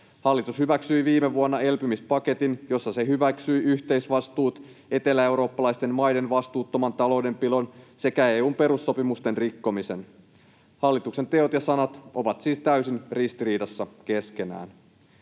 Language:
Finnish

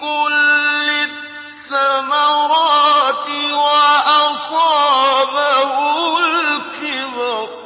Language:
Arabic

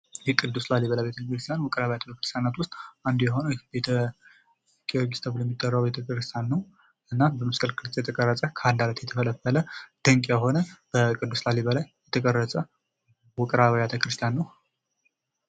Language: Amharic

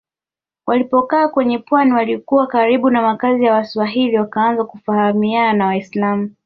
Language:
Swahili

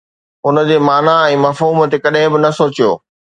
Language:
Sindhi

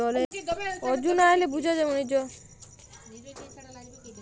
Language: Bangla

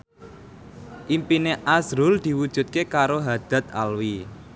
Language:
Javanese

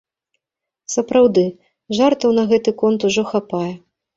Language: Belarusian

